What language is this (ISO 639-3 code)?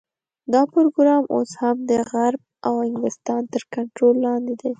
pus